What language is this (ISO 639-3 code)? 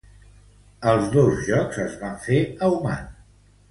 cat